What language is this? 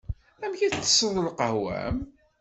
Kabyle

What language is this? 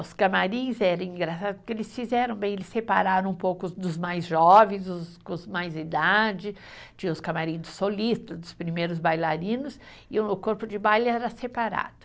Portuguese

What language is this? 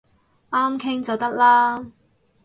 Cantonese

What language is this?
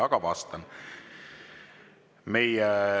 Estonian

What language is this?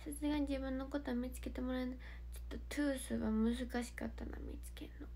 Japanese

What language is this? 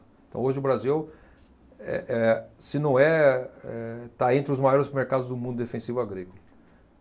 Portuguese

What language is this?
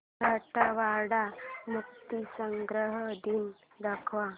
Marathi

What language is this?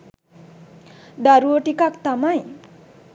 Sinhala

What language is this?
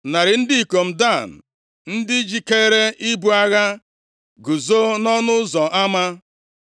Igbo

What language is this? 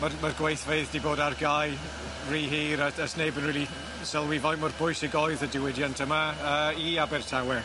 Welsh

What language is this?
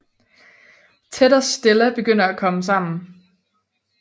Danish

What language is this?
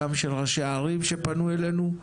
Hebrew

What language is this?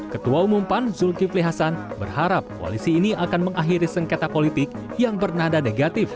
Indonesian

